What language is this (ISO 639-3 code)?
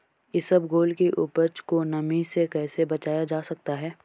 hin